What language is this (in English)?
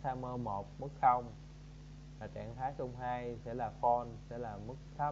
Vietnamese